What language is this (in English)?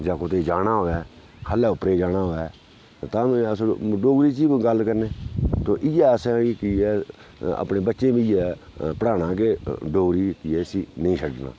Dogri